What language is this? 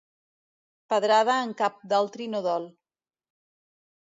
Catalan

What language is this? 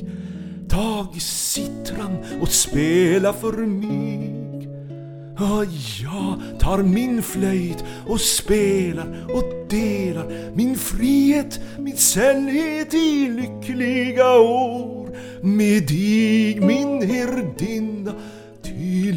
Swedish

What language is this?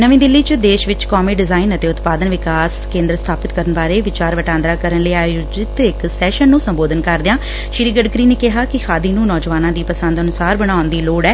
Punjabi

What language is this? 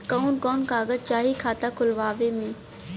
Bhojpuri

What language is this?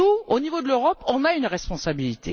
French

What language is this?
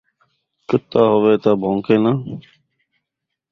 Saraiki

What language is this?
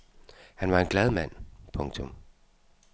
Danish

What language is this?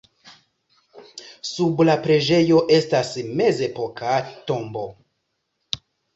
Esperanto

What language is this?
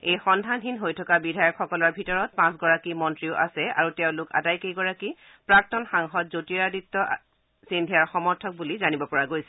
Assamese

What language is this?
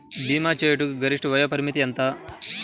Telugu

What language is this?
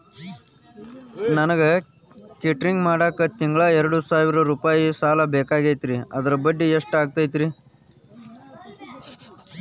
Kannada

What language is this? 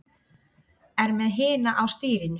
Icelandic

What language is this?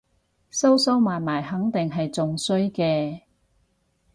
Cantonese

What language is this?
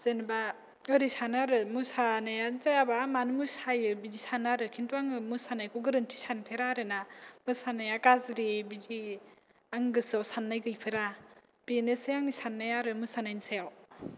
Bodo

